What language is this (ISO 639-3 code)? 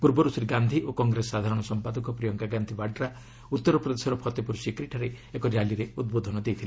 ori